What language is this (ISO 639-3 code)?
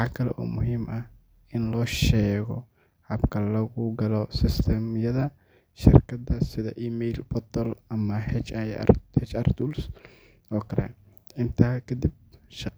som